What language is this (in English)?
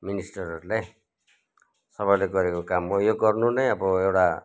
Nepali